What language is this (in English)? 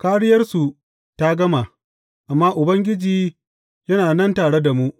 Hausa